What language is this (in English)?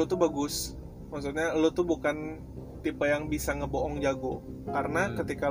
Indonesian